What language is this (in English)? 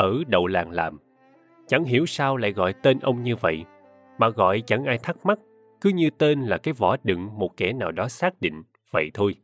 Vietnamese